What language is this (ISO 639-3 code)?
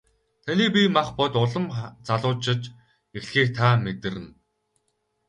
mon